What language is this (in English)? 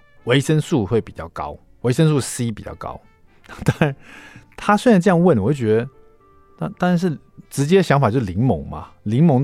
Chinese